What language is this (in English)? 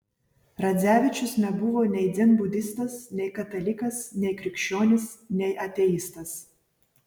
Lithuanian